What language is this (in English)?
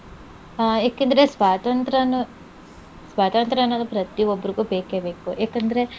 Kannada